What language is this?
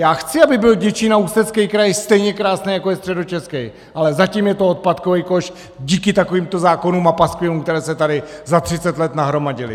Czech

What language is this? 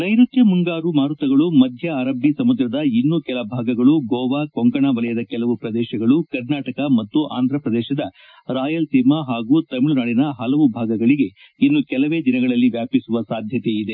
Kannada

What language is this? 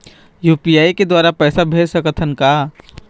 Chhattisgarhi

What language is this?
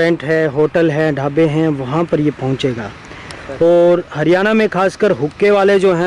Hindi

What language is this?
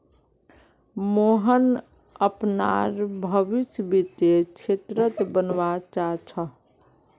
Magahi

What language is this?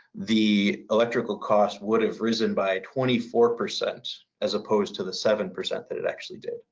English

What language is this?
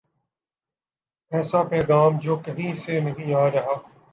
Urdu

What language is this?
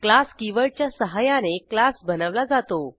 Marathi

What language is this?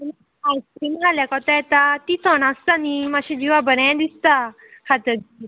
Konkani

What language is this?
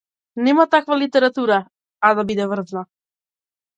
Macedonian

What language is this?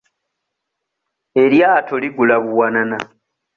Ganda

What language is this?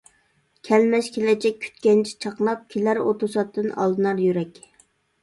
Uyghur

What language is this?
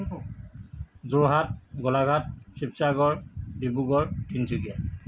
Assamese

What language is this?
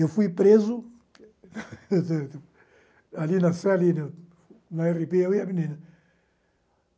Portuguese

